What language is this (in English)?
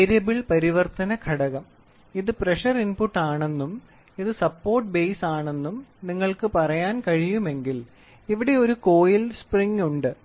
Malayalam